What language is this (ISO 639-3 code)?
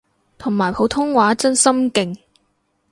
yue